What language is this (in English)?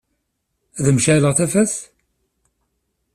Kabyle